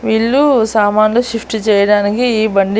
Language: Telugu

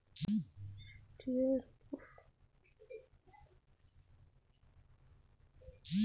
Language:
Bhojpuri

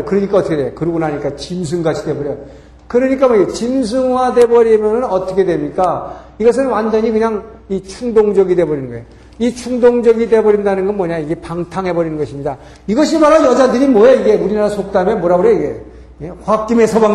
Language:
Korean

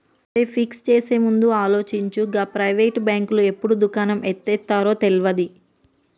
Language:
Telugu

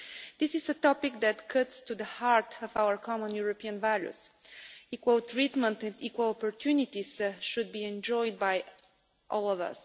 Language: English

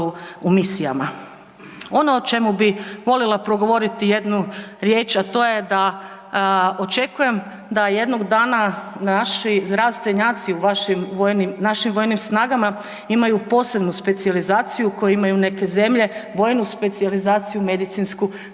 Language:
Croatian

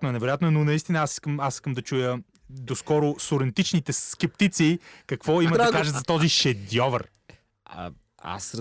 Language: Bulgarian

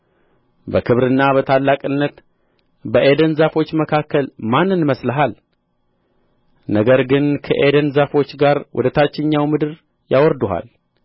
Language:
Amharic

